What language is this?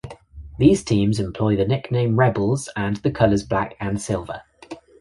English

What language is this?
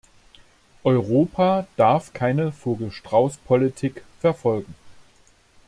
German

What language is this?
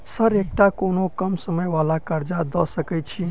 Maithili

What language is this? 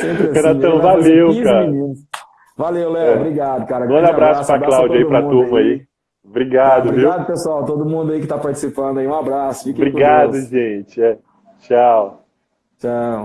Portuguese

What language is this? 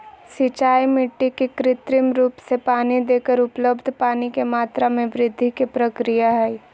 Magahi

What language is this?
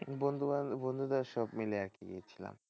Bangla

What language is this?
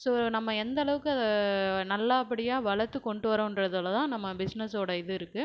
Tamil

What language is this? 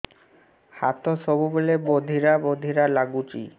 Odia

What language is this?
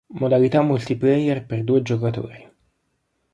Italian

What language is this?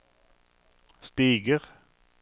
Norwegian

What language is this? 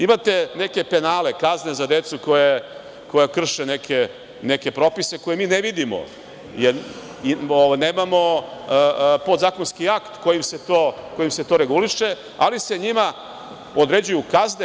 Serbian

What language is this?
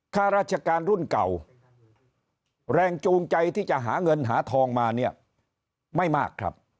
Thai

